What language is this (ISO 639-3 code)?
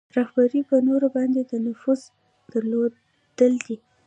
pus